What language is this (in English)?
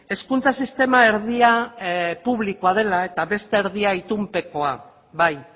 Basque